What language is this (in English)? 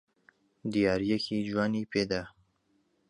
Central Kurdish